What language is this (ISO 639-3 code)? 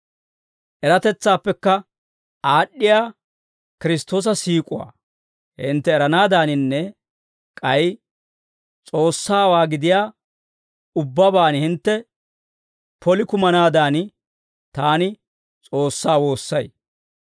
dwr